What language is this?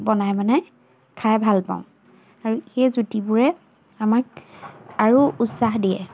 Assamese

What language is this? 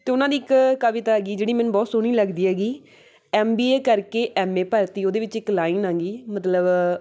Punjabi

